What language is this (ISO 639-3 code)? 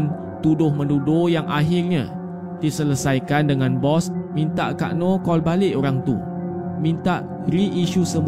msa